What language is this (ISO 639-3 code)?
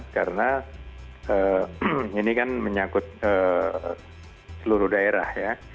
ind